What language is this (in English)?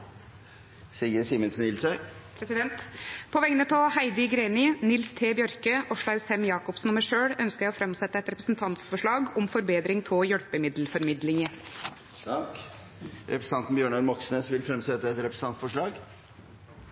Norwegian